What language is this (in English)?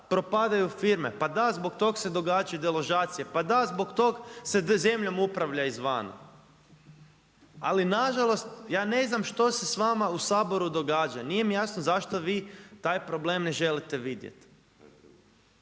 Croatian